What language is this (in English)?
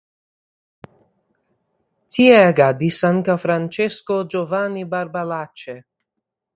Esperanto